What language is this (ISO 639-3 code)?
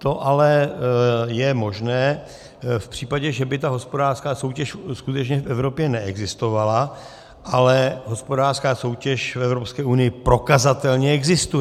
ces